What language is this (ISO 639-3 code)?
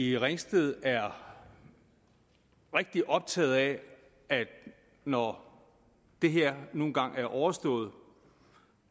dan